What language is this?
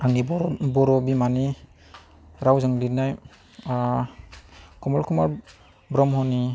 Bodo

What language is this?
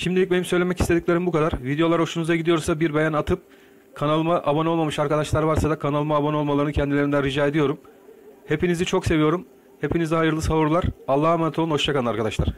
Turkish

